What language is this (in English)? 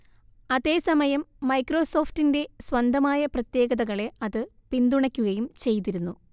Malayalam